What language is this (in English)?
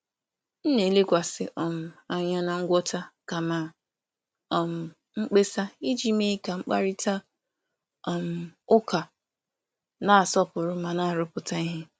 Igbo